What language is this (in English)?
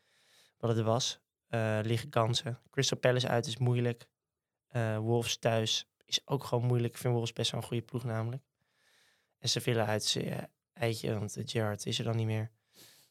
Dutch